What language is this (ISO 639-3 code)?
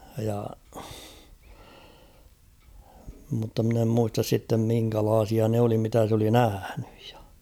fin